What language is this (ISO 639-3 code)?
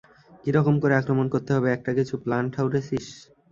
ben